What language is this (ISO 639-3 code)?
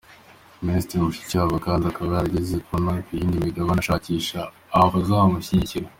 kin